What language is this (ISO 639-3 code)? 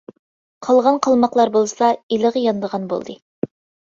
uig